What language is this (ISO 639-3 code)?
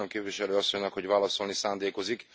hun